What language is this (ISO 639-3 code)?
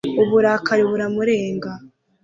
kin